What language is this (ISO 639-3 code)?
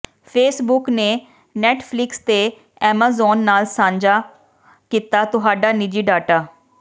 pan